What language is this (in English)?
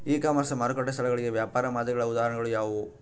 Kannada